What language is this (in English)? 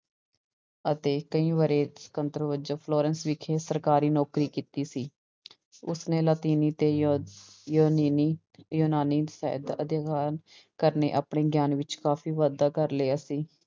Punjabi